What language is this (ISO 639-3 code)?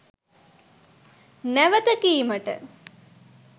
sin